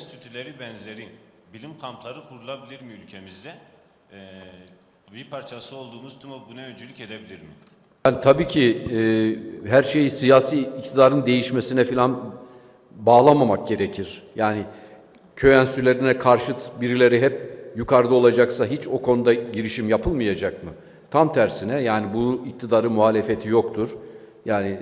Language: Turkish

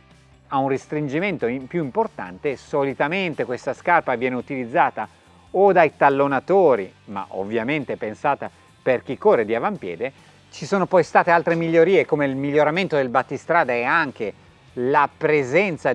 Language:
Italian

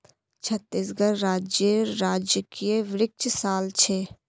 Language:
Magahi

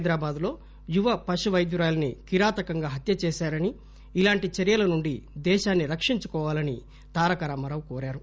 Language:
Telugu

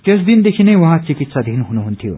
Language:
Nepali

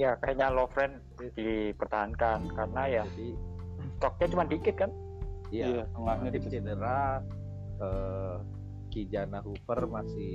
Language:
Indonesian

